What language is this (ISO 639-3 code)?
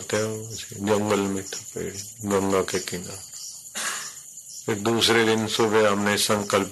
hin